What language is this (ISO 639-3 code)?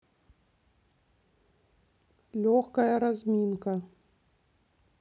rus